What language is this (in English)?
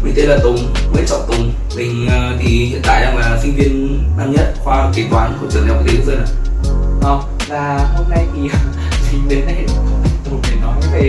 Vietnamese